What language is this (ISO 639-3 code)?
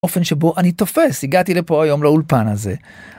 heb